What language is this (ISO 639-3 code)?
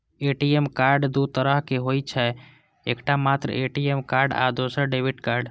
mai